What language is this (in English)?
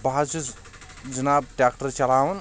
Kashmiri